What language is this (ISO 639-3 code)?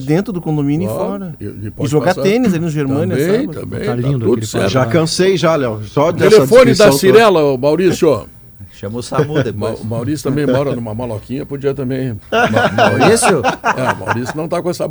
por